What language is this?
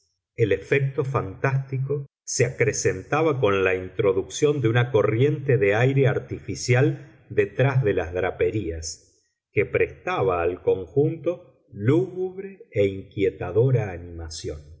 Spanish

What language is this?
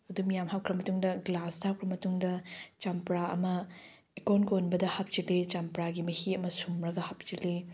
Manipuri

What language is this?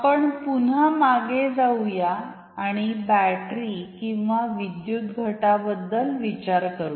Marathi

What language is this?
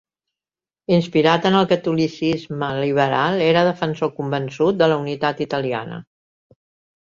Catalan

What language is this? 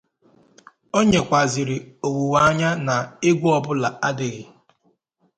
Igbo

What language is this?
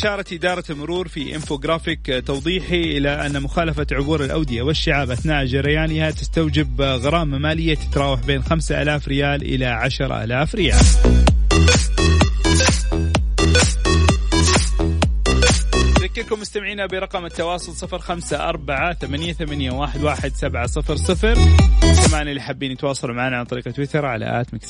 Arabic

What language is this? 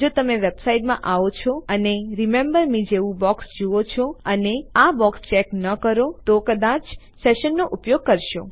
Gujarati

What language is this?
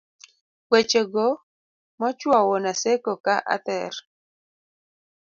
Luo (Kenya and Tanzania)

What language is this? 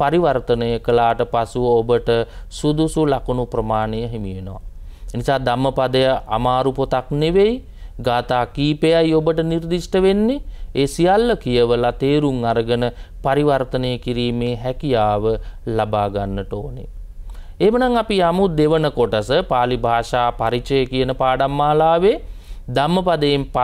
Indonesian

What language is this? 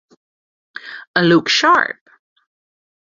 Hungarian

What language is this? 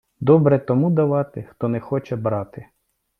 Ukrainian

